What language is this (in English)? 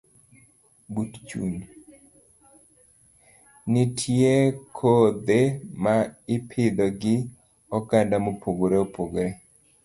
Luo (Kenya and Tanzania)